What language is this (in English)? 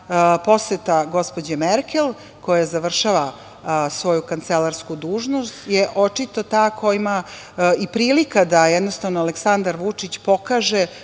Serbian